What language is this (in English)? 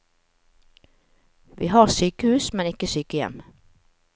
Norwegian